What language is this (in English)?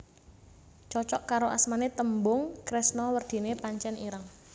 Javanese